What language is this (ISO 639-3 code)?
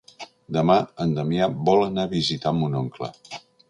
cat